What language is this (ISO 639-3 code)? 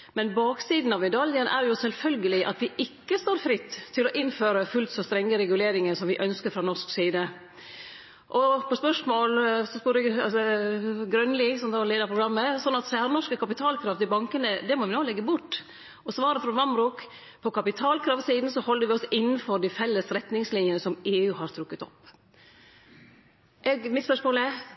nno